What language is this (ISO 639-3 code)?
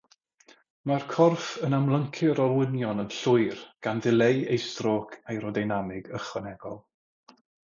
cym